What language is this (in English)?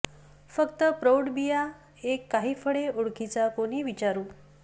Marathi